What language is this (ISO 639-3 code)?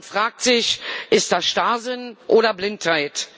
deu